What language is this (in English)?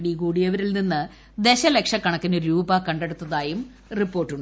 Malayalam